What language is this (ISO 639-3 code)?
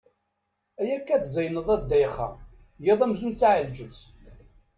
kab